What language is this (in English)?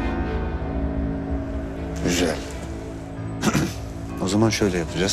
Turkish